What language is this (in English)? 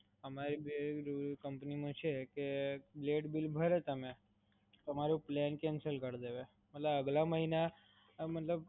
Gujarati